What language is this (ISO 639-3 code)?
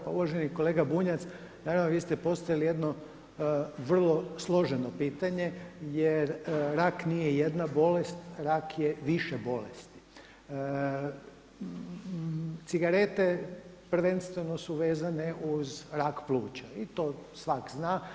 hrv